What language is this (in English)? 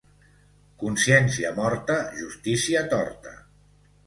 Catalan